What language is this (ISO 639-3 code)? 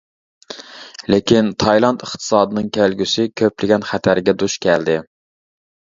uig